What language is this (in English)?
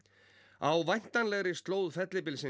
Icelandic